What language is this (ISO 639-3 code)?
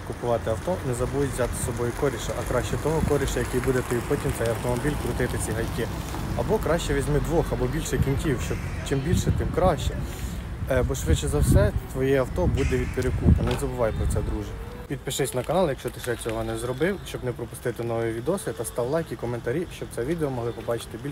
ukr